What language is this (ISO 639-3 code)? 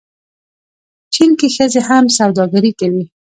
pus